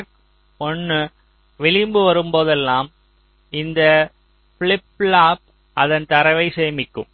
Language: Tamil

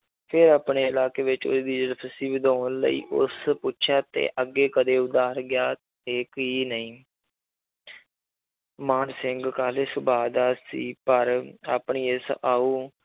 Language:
Punjabi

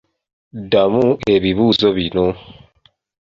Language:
Ganda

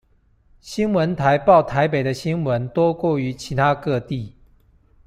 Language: Chinese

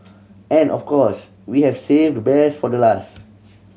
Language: English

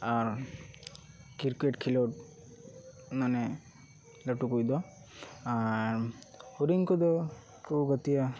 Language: Santali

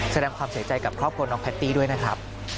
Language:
Thai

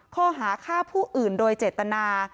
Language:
Thai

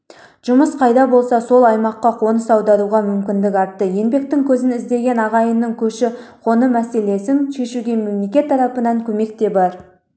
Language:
Kazakh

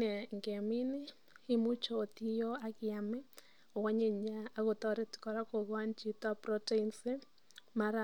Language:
Kalenjin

